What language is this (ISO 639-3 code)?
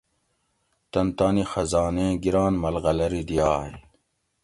gwc